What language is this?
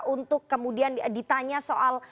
Indonesian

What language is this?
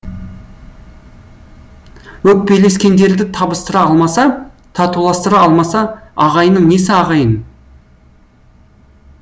Kazakh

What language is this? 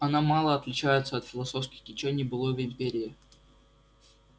Russian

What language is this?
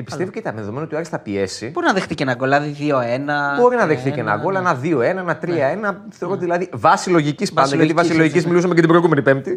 Greek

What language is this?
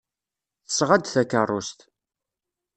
Kabyle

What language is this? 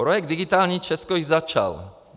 Czech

